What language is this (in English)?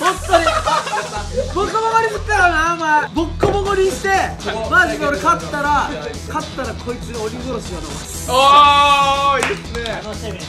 Japanese